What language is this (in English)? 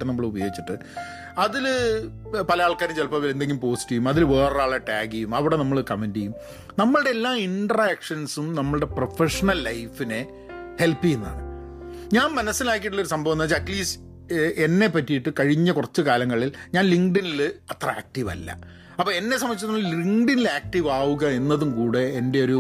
Malayalam